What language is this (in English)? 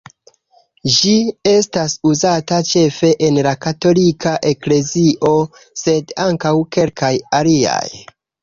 Esperanto